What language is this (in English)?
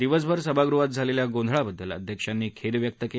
Marathi